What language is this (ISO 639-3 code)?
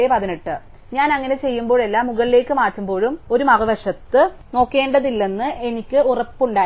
mal